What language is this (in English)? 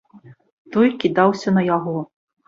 Belarusian